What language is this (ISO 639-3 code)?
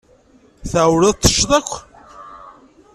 kab